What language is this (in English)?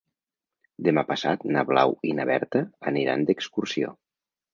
Catalan